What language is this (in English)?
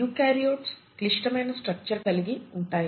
Telugu